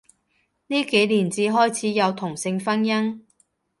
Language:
Cantonese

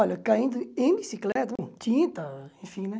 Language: Portuguese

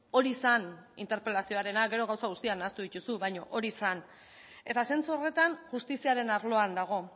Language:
Basque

